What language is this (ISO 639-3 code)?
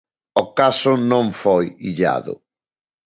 glg